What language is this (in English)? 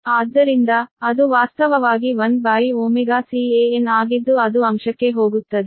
Kannada